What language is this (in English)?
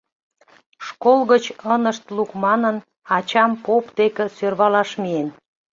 Mari